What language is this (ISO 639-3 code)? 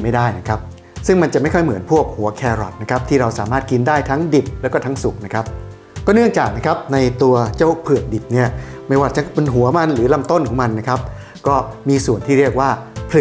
tha